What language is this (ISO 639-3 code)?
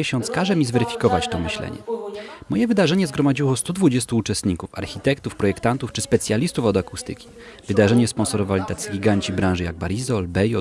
pol